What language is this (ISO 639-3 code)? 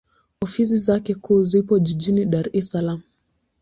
swa